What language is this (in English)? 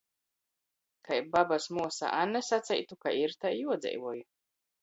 Latgalian